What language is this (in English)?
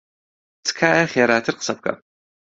Central Kurdish